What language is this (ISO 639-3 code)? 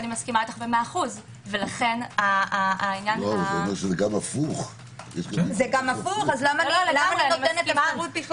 heb